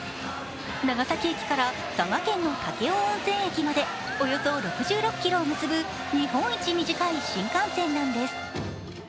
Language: Japanese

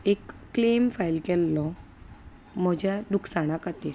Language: Konkani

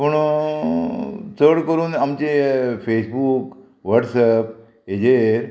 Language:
Konkani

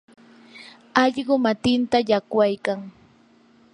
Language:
Yanahuanca Pasco Quechua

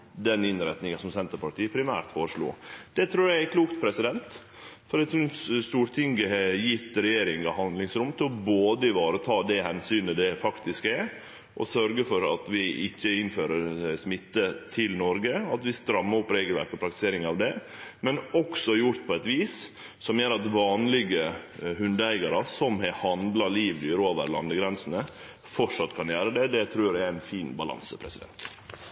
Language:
Norwegian Nynorsk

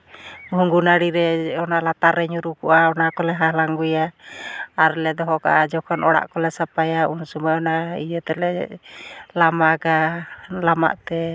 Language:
Santali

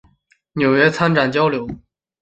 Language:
Chinese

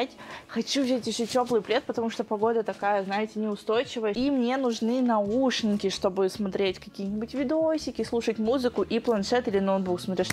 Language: Russian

